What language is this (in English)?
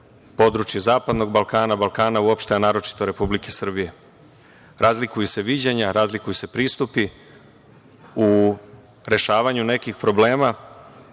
Serbian